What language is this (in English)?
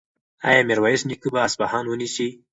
Pashto